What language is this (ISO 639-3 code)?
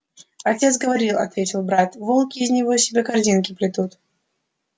rus